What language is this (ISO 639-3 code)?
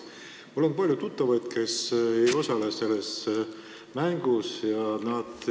est